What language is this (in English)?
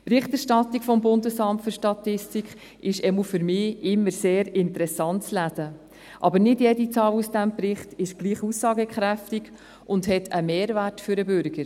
Swiss German